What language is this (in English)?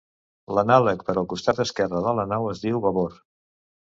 Catalan